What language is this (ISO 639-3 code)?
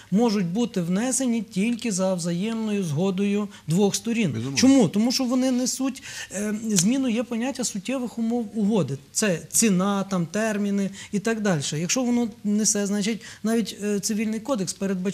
ukr